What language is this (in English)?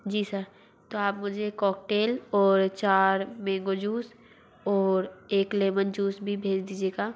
Hindi